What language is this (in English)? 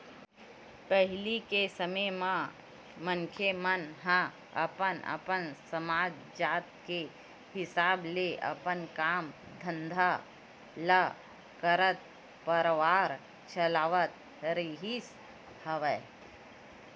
Chhattisgarhi